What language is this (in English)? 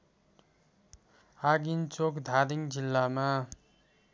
Nepali